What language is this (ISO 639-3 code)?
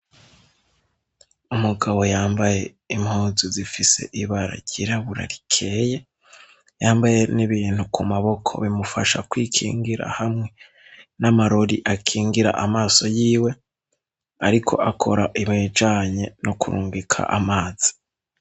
run